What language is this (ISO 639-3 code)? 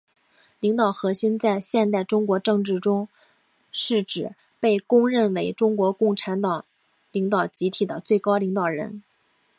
zho